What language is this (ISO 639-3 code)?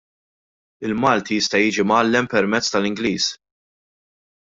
mlt